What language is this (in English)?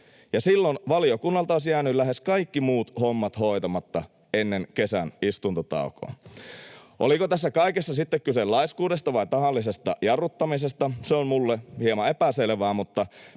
Finnish